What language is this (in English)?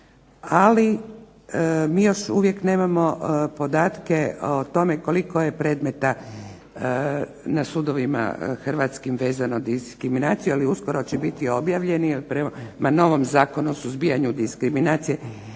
Croatian